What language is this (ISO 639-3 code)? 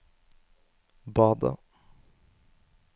nor